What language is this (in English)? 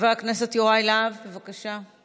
Hebrew